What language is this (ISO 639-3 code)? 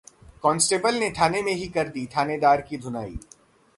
hin